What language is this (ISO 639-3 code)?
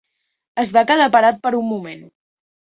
cat